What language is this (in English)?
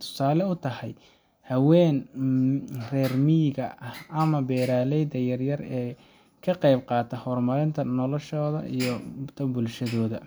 Somali